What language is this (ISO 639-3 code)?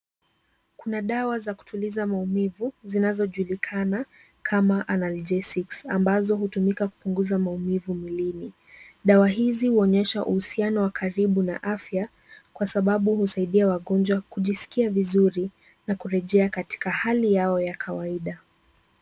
swa